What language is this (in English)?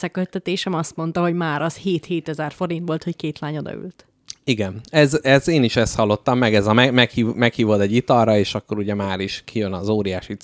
Hungarian